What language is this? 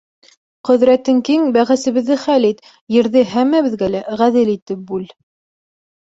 Bashkir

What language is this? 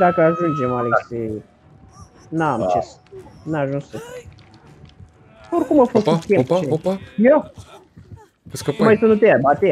Romanian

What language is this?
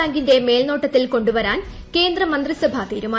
Malayalam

